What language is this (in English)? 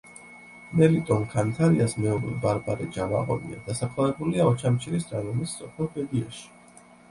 Georgian